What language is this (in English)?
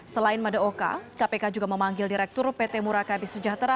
Indonesian